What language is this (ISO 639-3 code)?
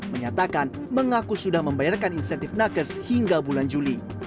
ind